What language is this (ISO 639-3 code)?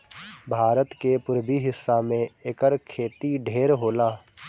bho